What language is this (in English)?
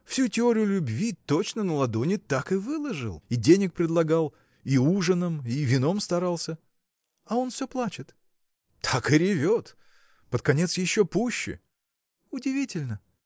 Russian